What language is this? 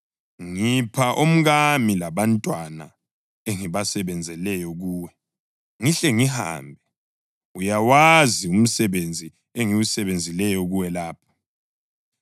North Ndebele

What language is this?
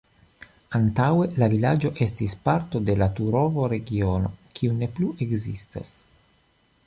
Esperanto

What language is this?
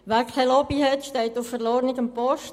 Swiss German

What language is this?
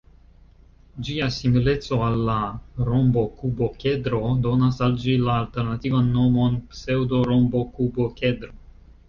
Esperanto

